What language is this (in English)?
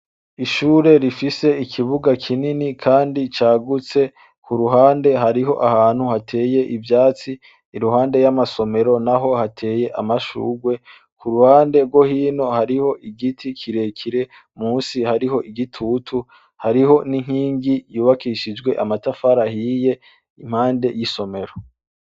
Rundi